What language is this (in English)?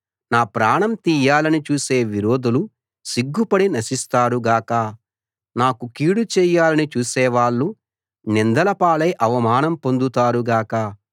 Telugu